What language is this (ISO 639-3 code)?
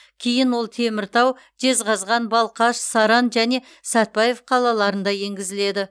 kaz